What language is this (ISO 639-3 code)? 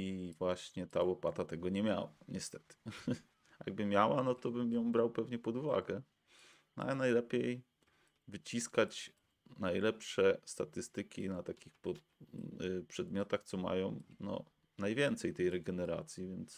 pol